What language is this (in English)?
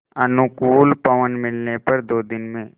Hindi